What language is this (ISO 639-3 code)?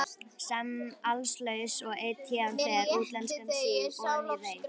isl